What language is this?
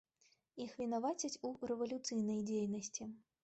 Belarusian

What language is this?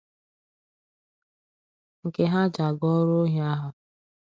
Igbo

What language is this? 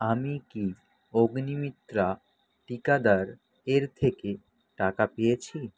Bangla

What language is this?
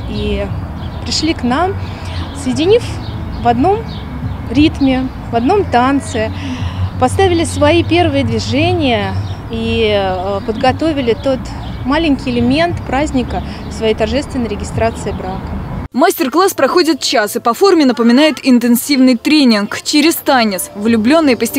Russian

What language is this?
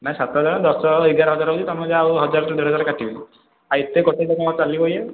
Odia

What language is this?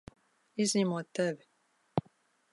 Latvian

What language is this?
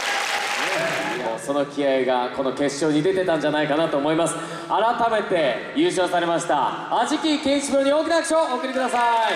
Japanese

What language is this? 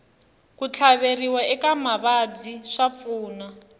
Tsonga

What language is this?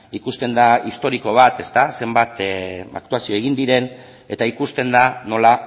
Basque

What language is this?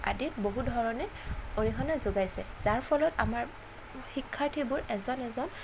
Assamese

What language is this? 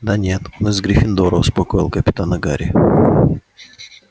Russian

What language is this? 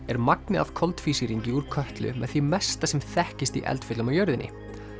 Icelandic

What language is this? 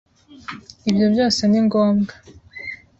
Kinyarwanda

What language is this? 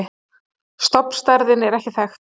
Icelandic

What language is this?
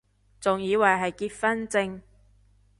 Cantonese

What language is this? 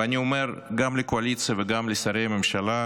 Hebrew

